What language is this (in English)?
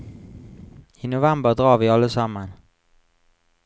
Norwegian